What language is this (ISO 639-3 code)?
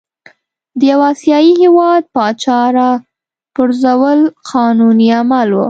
pus